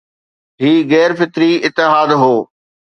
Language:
Sindhi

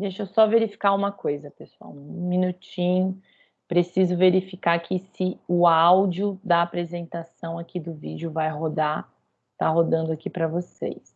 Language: Portuguese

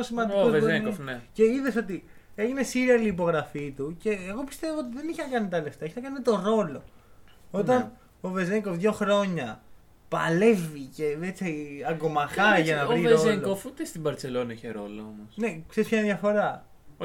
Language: Greek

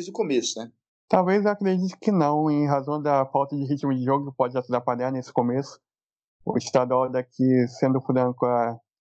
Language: Portuguese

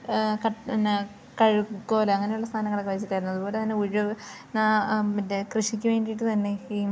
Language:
Malayalam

